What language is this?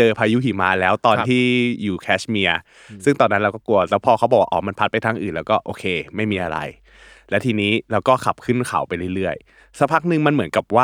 Thai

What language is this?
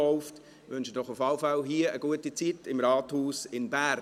Swiss German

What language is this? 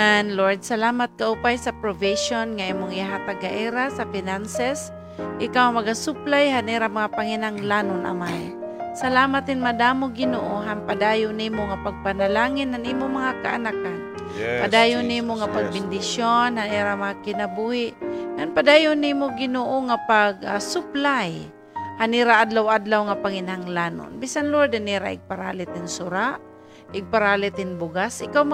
Filipino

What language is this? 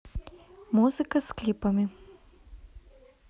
Russian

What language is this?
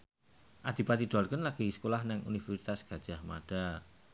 Javanese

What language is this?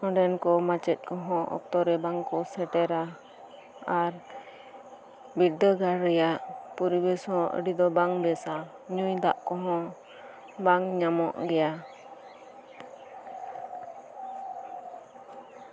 Santali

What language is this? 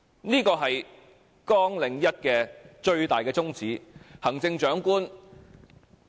Cantonese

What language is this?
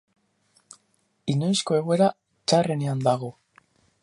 Basque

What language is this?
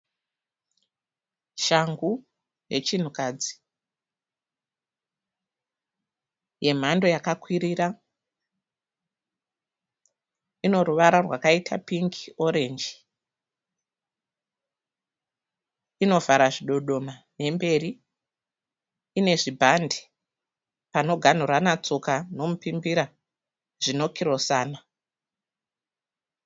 Shona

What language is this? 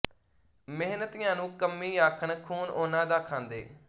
Punjabi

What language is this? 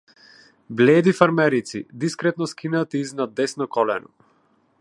Macedonian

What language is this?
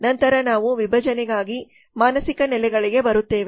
Kannada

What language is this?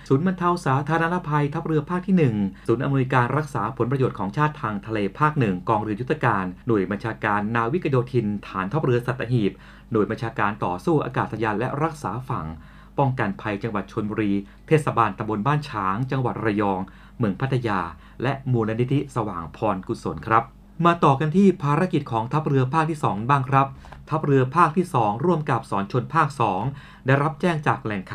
Thai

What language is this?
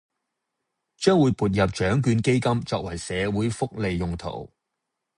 Cantonese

